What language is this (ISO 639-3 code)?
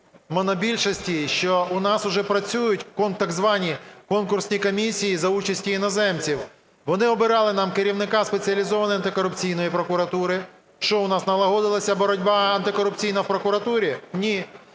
ukr